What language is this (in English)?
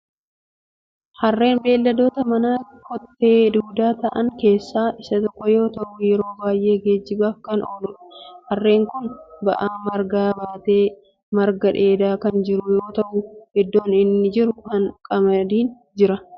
Oromo